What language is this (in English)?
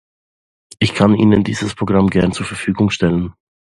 German